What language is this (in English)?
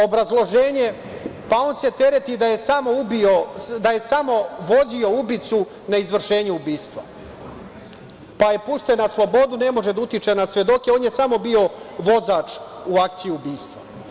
Serbian